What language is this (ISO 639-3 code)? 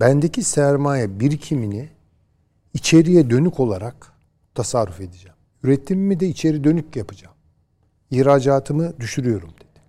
tur